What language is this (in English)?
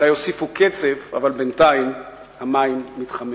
Hebrew